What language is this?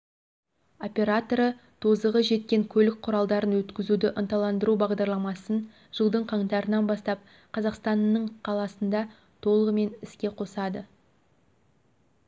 Kazakh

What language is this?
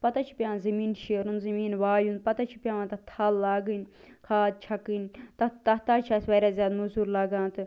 Kashmiri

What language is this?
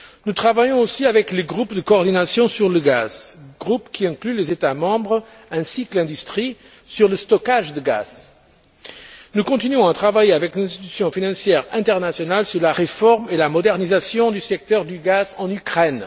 French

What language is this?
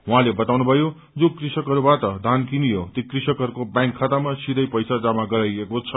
Nepali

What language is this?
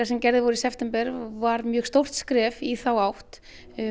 Icelandic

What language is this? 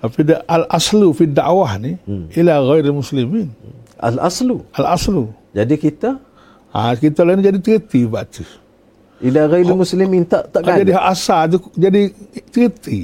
Malay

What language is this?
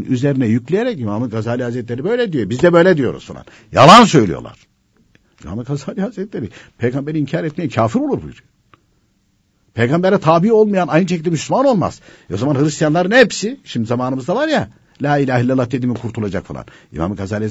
Turkish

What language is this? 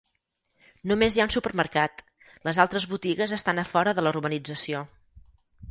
Catalan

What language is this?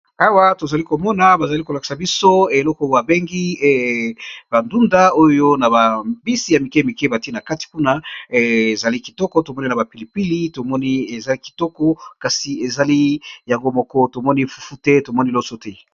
Lingala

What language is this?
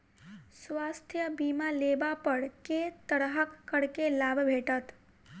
Maithili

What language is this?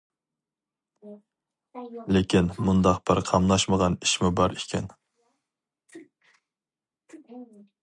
Uyghur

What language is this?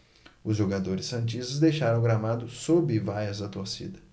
Portuguese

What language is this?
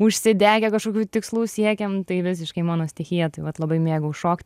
Lithuanian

